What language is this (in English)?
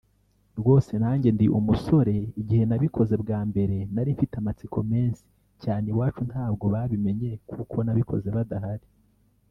Kinyarwanda